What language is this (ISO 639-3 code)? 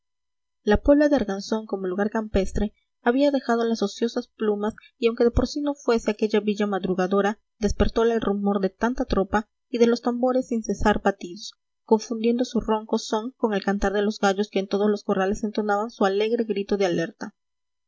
spa